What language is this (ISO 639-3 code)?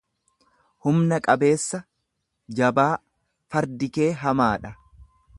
orm